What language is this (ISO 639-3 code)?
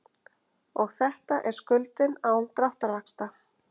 isl